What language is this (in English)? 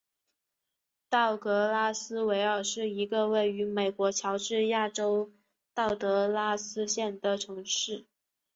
Chinese